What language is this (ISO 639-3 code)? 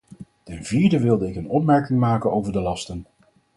nld